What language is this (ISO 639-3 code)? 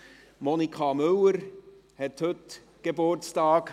gsw